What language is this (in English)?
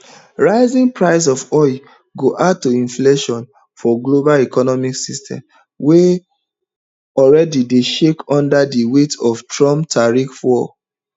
Nigerian Pidgin